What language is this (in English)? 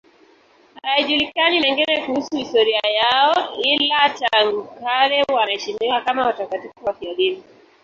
Swahili